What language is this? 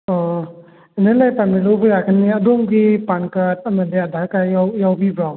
Manipuri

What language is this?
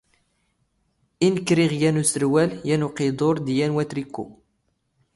Standard Moroccan Tamazight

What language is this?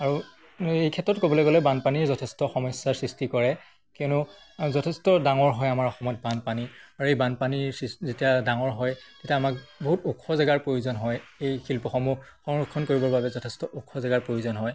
Assamese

